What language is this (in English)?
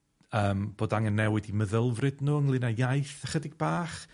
Welsh